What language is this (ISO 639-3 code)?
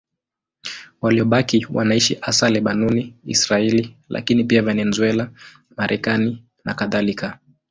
swa